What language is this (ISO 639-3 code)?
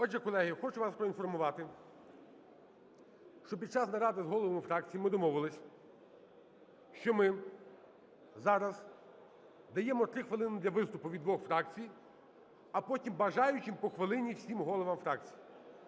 ukr